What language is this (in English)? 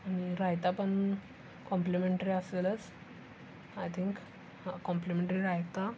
Marathi